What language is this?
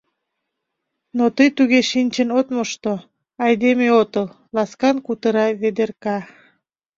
Mari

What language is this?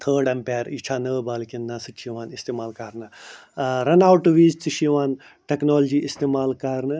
Kashmiri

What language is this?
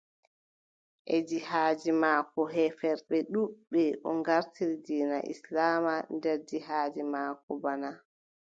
Adamawa Fulfulde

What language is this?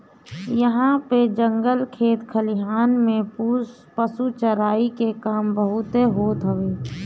Bhojpuri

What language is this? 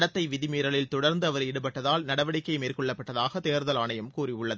Tamil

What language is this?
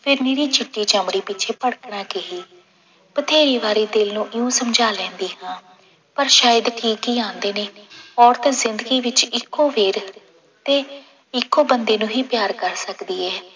Punjabi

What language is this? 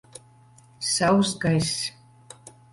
Latvian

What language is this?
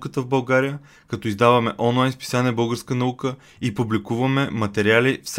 Bulgarian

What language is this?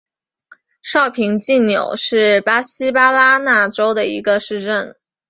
Chinese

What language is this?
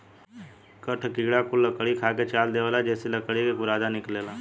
Bhojpuri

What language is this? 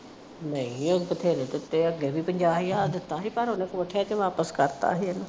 Punjabi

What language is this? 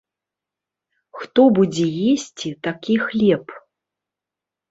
Belarusian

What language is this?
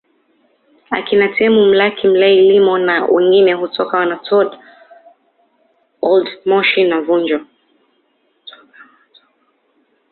Swahili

